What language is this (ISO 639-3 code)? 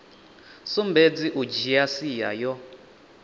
ven